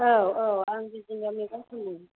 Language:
Bodo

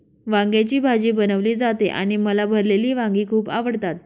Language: Marathi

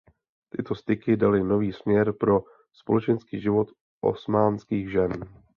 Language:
Czech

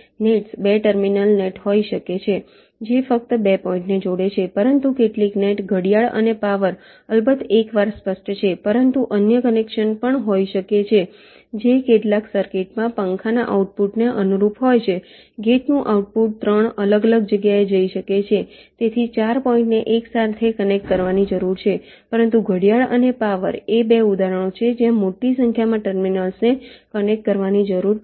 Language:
Gujarati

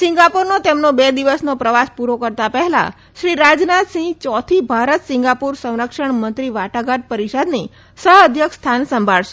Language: Gujarati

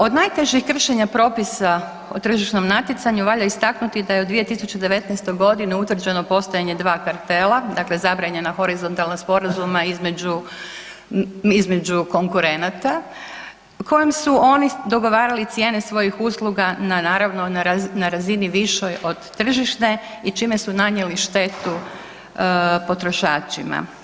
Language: Croatian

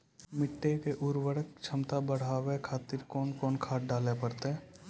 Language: Maithili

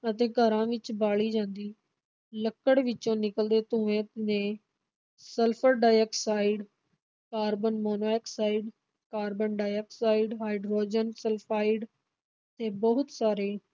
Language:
Punjabi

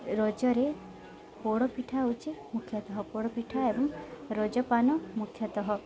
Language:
Odia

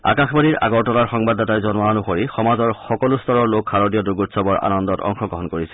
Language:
Assamese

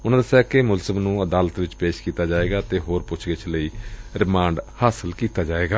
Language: Punjabi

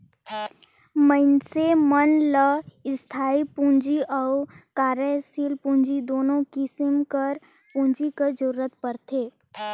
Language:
Chhattisgarhi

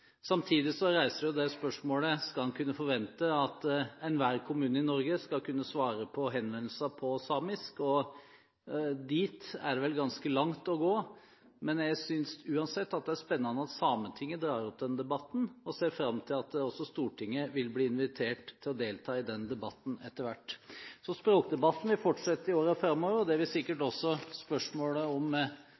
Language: Norwegian Bokmål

